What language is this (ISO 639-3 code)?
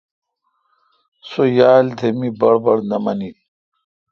xka